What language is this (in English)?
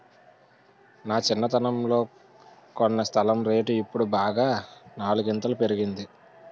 Telugu